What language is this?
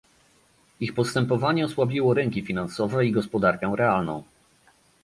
Polish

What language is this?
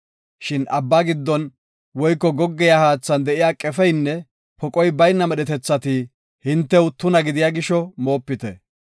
Gofa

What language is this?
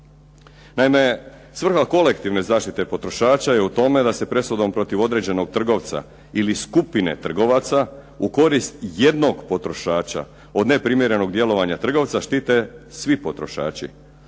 Croatian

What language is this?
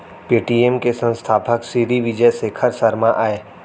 Chhattisgarhi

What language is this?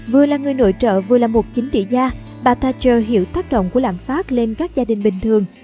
Vietnamese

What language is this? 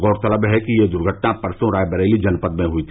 Hindi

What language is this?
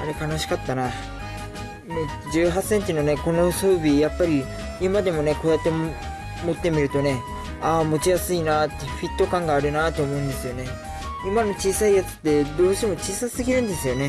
Japanese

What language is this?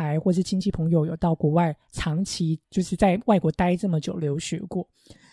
Chinese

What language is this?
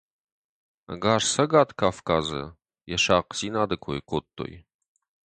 Ossetic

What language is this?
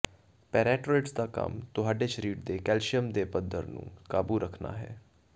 Punjabi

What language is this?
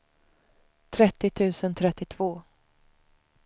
Swedish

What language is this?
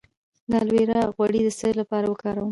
Pashto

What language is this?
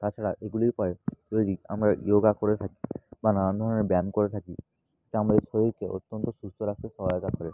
Bangla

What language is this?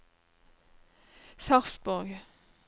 Norwegian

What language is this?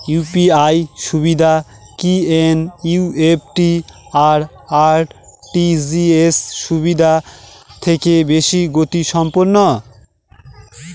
Bangla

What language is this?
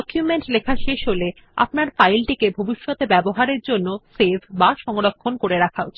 Bangla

